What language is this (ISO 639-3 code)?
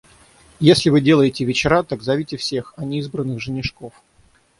rus